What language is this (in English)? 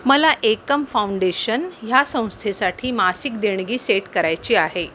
Marathi